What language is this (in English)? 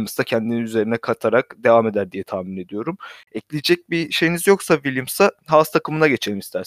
Turkish